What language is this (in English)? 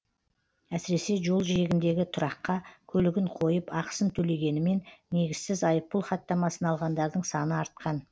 Kazakh